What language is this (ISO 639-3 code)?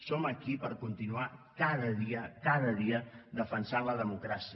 cat